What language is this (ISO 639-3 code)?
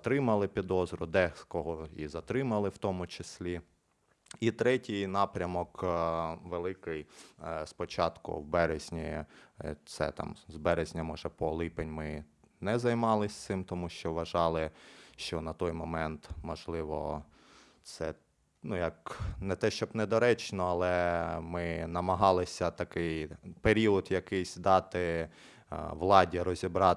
ukr